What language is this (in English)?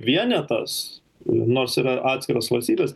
Lithuanian